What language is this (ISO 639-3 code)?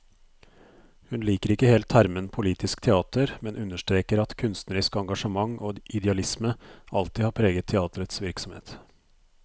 nor